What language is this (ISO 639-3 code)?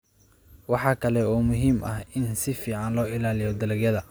som